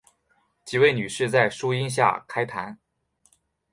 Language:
Chinese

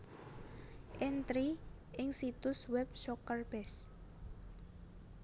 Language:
Javanese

